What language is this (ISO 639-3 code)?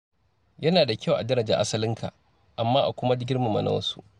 hau